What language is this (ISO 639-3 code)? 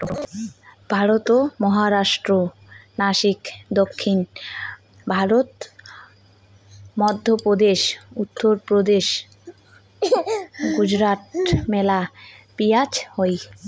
ben